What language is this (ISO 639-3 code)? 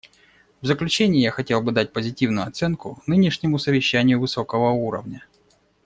rus